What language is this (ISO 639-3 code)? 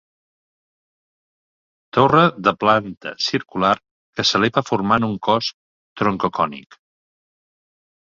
cat